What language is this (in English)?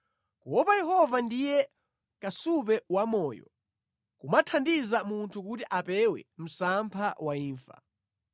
Nyanja